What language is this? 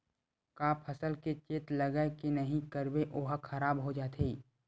Chhattisgarhi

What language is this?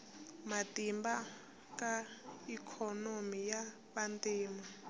Tsonga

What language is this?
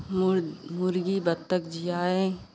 Hindi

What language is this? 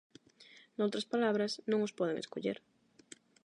Galician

